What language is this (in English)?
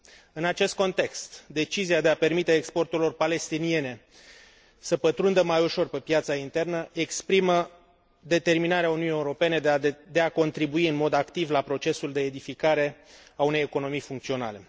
Romanian